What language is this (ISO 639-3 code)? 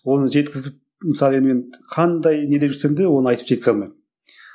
kaz